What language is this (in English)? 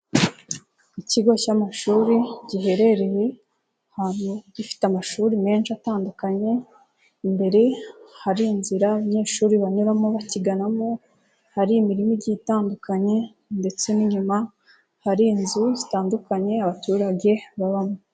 Kinyarwanda